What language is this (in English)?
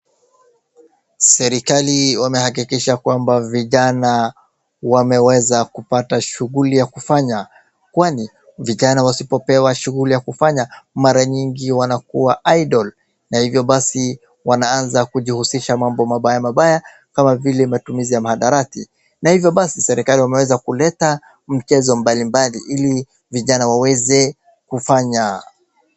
Swahili